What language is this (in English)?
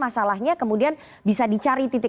Indonesian